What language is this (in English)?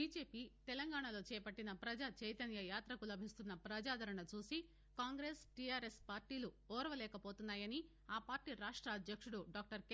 Telugu